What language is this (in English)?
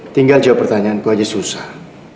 Indonesian